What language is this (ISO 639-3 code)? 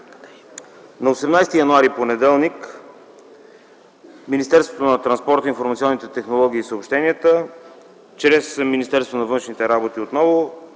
bul